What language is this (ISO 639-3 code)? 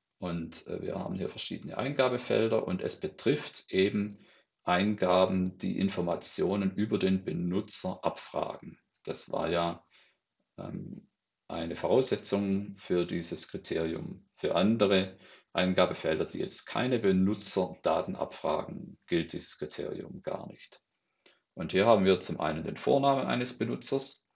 deu